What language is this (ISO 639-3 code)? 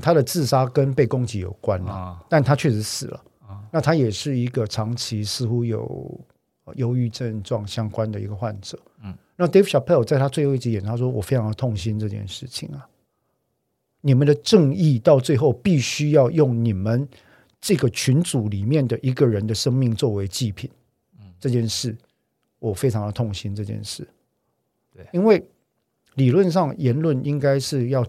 zho